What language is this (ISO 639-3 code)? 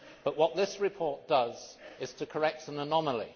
eng